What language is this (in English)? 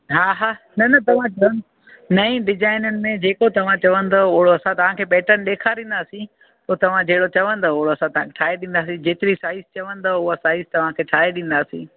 Sindhi